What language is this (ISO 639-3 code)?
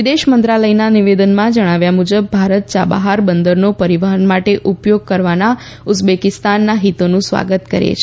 guj